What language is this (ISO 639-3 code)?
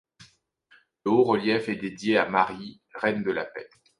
fra